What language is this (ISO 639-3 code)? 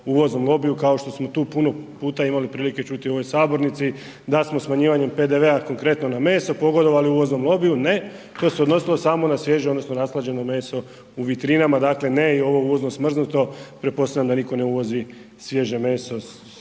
hrv